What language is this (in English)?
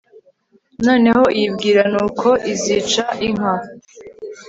Kinyarwanda